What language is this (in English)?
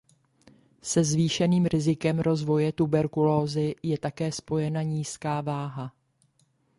Czech